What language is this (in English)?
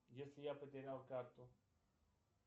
Russian